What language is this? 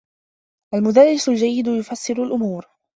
Arabic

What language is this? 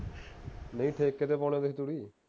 Punjabi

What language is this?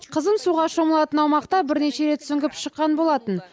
Kazakh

